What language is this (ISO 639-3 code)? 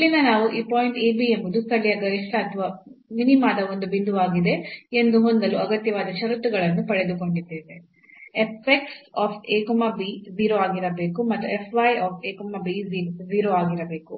kan